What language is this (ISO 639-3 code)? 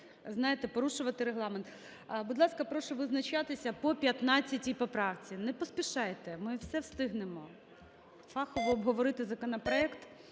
ukr